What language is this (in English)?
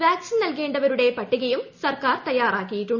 Malayalam